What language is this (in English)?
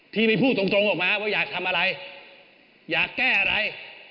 Thai